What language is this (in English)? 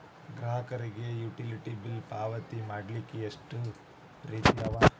Kannada